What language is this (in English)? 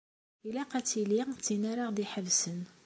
Kabyle